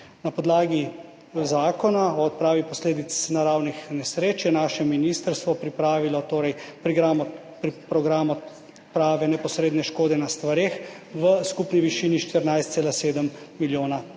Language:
Slovenian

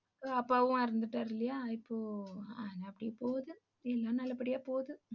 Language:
Tamil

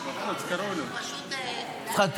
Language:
Hebrew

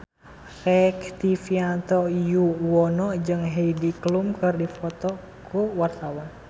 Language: Sundanese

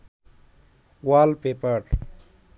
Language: Bangla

